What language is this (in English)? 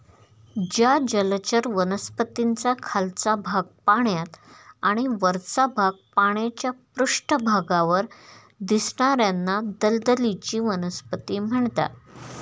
Marathi